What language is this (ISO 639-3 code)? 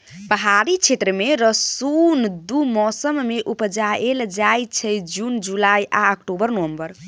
mai